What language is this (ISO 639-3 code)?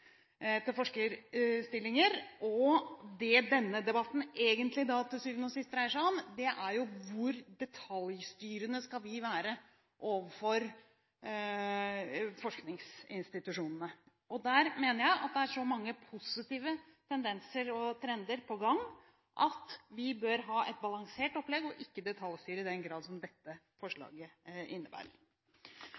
nob